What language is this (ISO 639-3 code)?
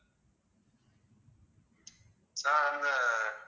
tam